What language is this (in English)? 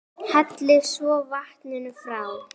Icelandic